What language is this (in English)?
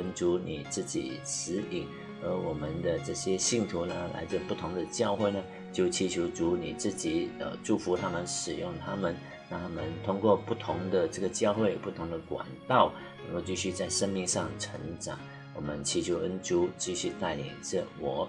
Chinese